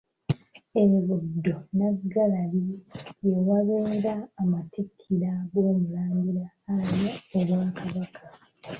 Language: Ganda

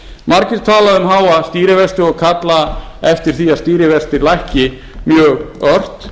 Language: Icelandic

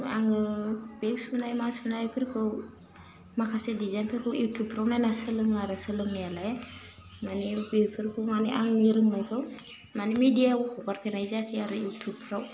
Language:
Bodo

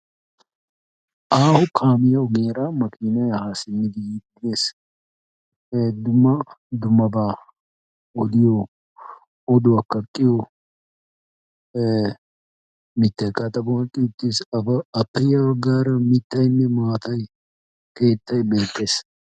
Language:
Wolaytta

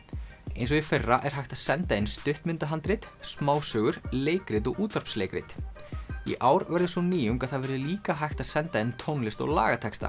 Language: Icelandic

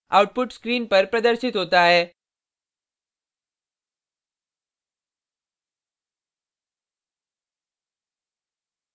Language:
Hindi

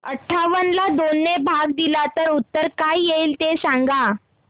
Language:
Marathi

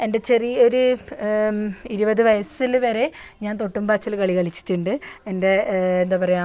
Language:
Malayalam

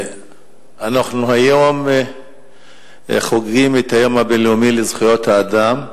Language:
Hebrew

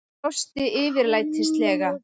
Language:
Icelandic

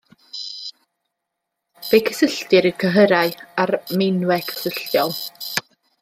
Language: Welsh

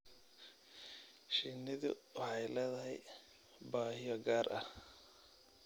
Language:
Somali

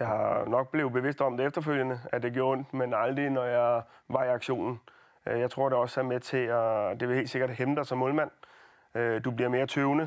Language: Danish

